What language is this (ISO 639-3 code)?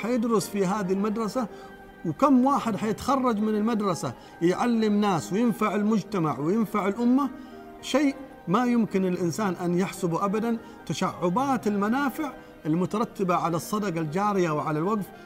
ara